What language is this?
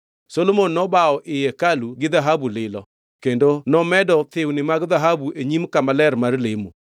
Luo (Kenya and Tanzania)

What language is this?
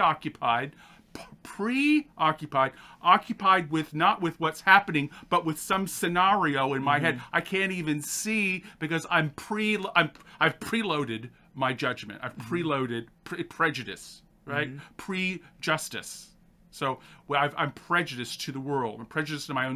English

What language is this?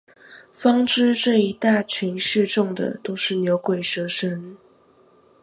Chinese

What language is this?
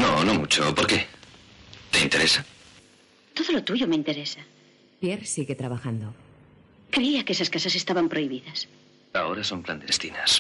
Spanish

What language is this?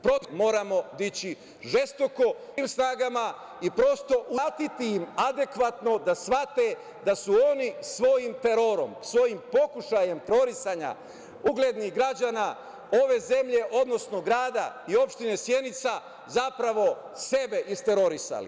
Serbian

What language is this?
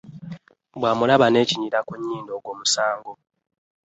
Ganda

